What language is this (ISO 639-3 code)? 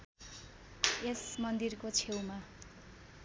nep